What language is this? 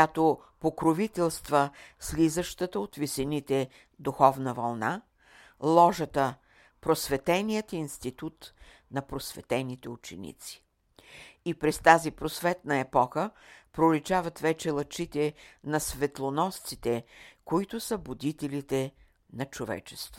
Bulgarian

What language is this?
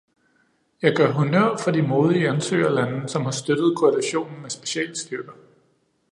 Danish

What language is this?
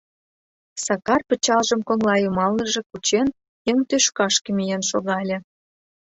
Mari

